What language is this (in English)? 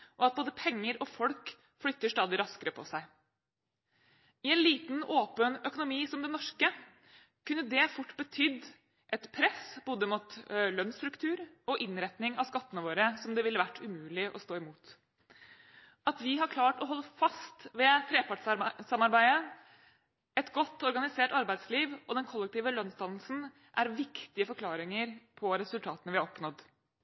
Norwegian Bokmål